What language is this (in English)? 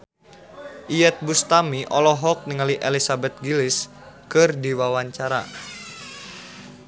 Sundanese